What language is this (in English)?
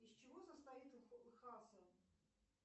Russian